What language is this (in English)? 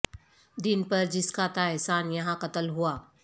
Urdu